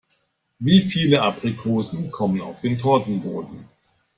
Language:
German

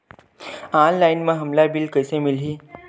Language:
Chhattisgarhi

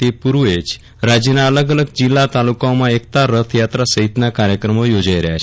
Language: Gujarati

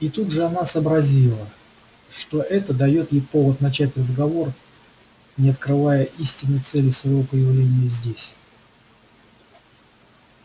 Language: Russian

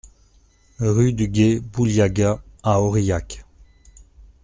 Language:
French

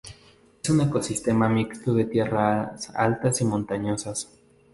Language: Spanish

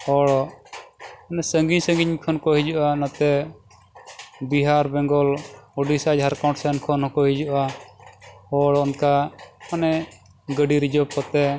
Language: Santali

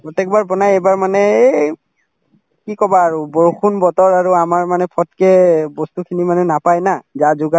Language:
Assamese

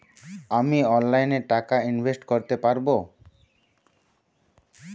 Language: Bangla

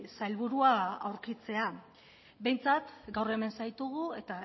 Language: Basque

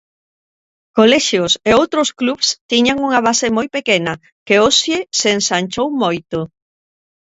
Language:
Galician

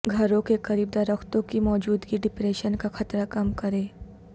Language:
Urdu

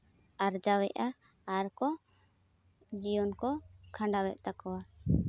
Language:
Santali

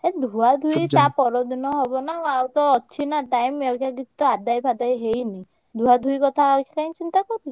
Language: Odia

